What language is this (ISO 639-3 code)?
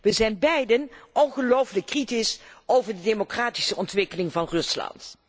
nld